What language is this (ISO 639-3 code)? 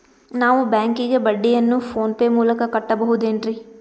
kan